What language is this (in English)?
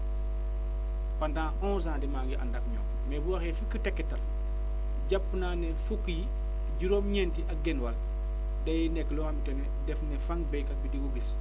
Wolof